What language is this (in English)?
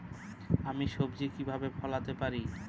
Bangla